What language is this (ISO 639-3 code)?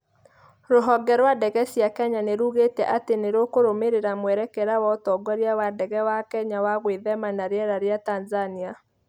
kik